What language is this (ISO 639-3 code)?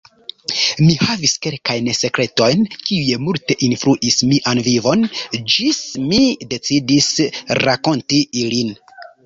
epo